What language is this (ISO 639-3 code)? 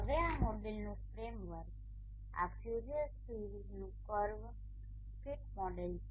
guj